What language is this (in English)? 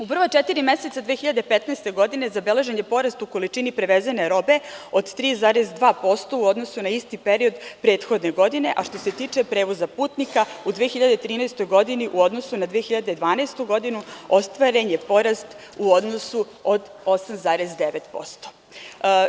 Serbian